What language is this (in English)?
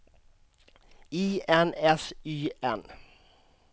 Swedish